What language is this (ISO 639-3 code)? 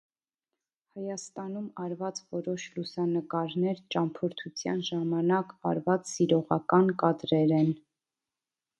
hye